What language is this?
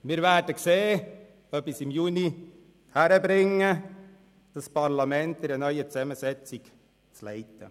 Swiss German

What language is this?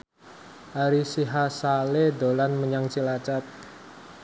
Javanese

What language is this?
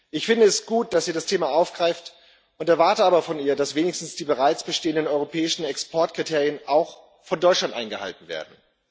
German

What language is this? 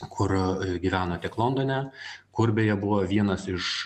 Lithuanian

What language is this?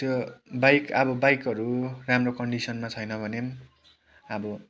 Nepali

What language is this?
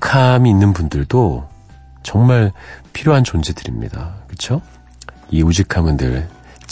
Korean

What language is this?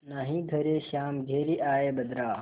Hindi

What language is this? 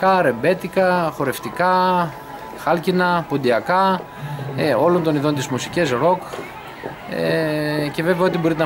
Greek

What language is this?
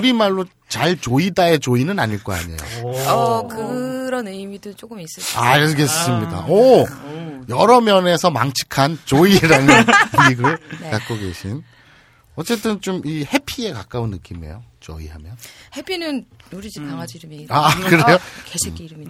Korean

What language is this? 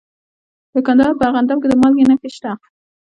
Pashto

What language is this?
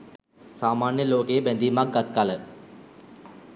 Sinhala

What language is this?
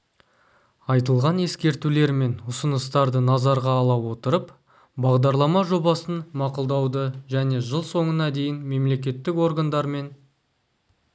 Kazakh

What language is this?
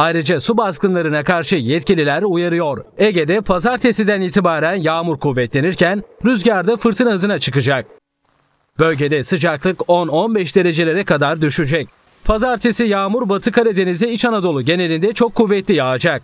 Turkish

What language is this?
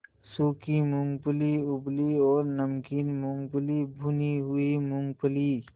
Hindi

